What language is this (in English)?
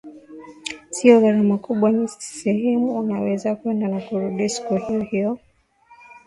Swahili